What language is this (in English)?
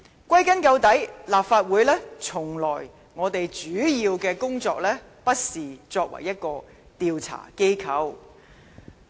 Cantonese